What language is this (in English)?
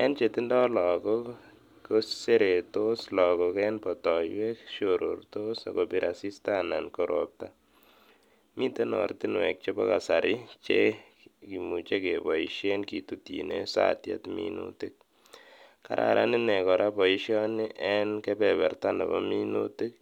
Kalenjin